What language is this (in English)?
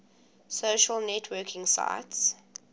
English